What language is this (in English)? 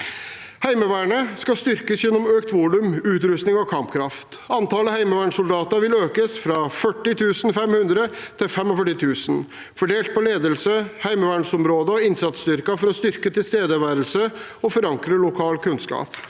Norwegian